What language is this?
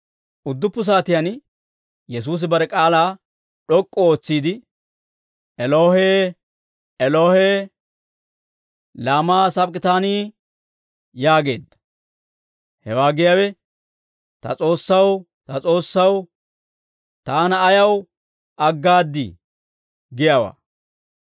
Dawro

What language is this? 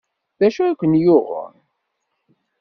Kabyle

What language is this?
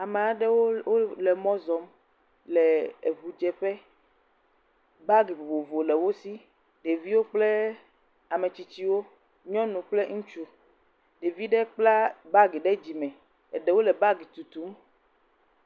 Ewe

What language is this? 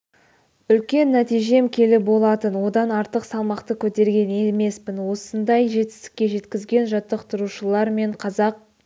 Kazakh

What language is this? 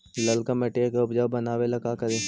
Magahi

